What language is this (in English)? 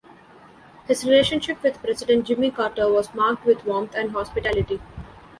English